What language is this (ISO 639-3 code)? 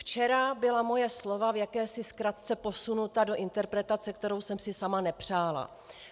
ces